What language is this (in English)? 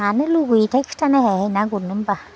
Bodo